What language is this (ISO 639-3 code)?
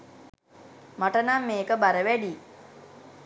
sin